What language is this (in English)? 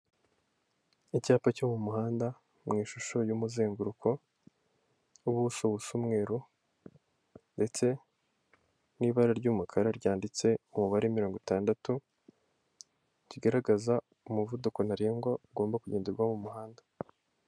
Kinyarwanda